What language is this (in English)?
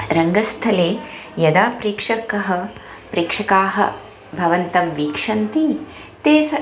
Sanskrit